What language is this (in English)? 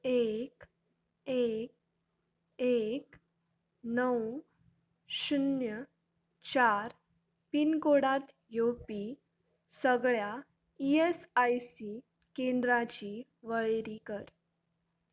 Konkani